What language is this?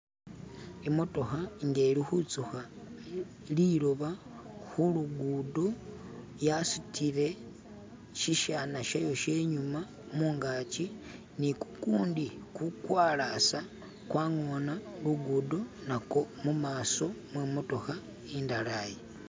Masaaba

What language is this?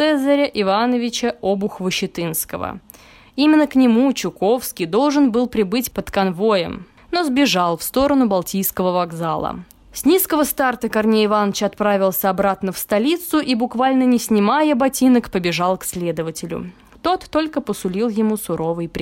Russian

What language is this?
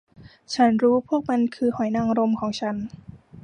Thai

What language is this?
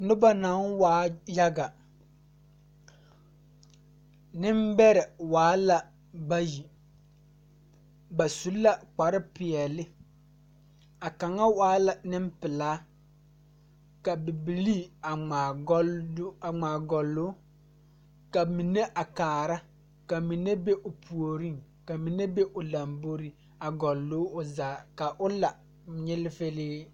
Southern Dagaare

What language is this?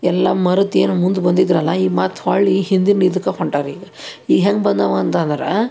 Kannada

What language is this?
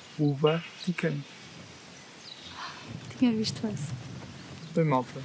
Portuguese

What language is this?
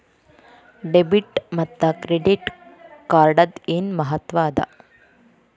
Kannada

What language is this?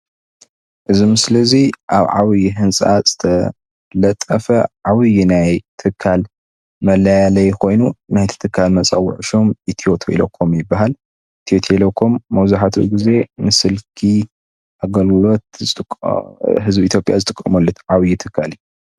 Tigrinya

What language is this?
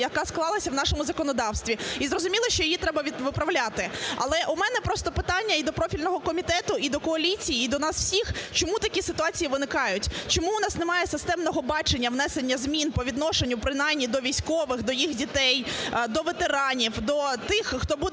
Ukrainian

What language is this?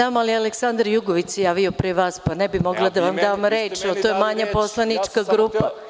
Serbian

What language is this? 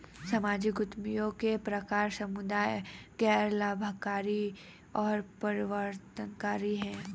Hindi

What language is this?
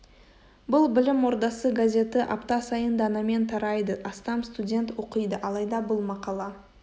Kazakh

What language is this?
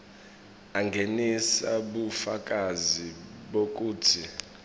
Swati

